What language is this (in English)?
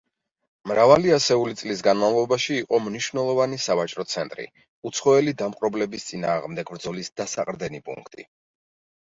Georgian